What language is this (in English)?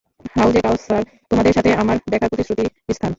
Bangla